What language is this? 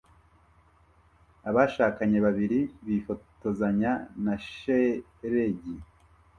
Kinyarwanda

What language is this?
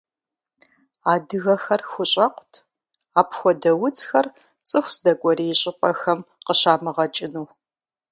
Kabardian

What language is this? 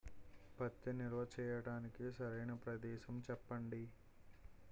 Telugu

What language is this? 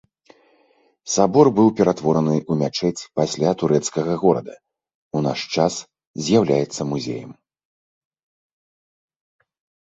Belarusian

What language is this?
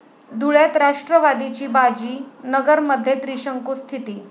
Marathi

